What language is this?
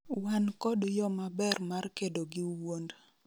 Luo (Kenya and Tanzania)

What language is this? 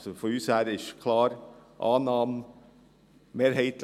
Swiss German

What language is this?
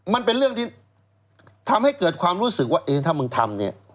Thai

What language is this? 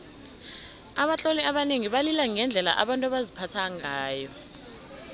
South Ndebele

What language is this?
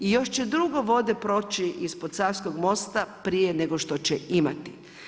Croatian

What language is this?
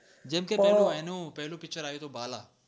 Gujarati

